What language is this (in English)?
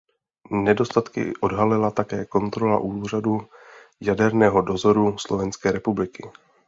Czech